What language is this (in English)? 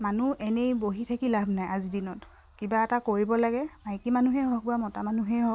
Assamese